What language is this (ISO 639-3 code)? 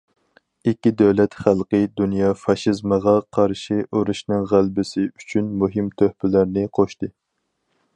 uig